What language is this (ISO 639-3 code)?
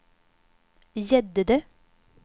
swe